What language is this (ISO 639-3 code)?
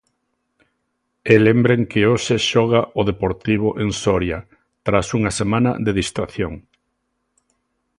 glg